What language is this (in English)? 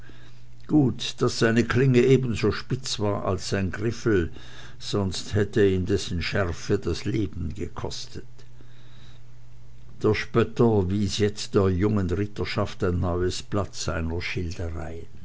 German